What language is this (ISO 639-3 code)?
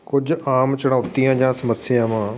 pan